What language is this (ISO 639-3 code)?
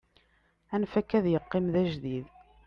kab